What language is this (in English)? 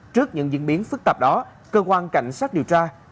Vietnamese